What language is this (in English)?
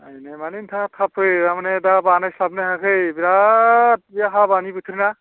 Bodo